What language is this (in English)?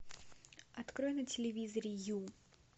Russian